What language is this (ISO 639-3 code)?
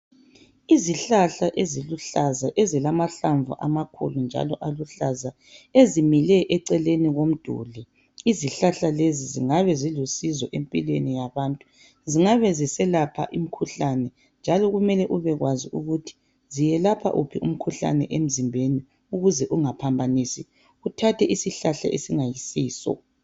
nde